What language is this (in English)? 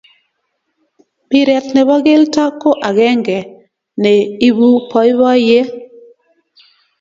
Kalenjin